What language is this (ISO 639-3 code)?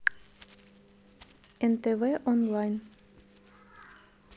rus